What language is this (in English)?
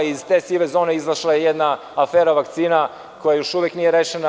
Serbian